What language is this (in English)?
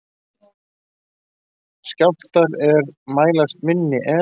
Icelandic